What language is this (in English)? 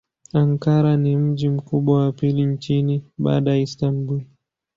Swahili